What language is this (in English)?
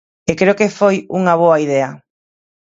Galician